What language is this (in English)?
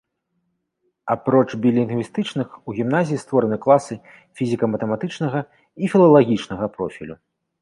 Belarusian